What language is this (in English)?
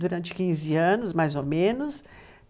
Portuguese